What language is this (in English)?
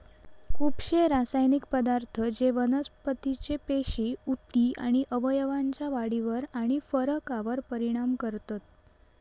Marathi